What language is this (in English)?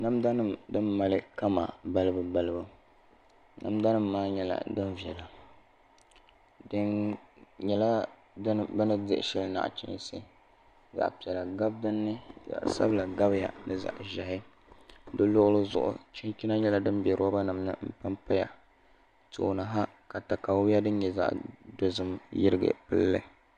Dagbani